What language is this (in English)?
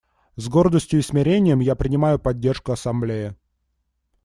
Russian